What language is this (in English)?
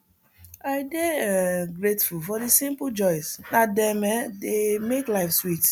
Nigerian Pidgin